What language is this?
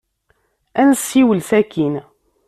Kabyle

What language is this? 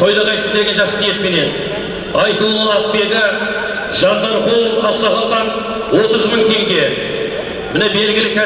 Turkish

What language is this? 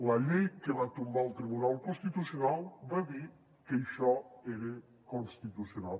Catalan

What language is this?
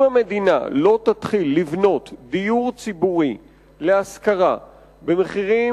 Hebrew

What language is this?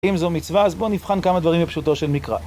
Hebrew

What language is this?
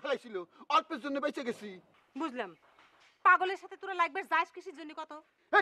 Hindi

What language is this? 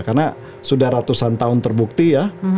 Indonesian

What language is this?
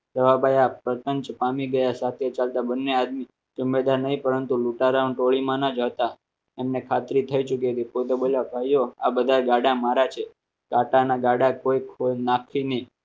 Gujarati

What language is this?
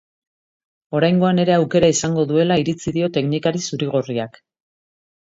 Basque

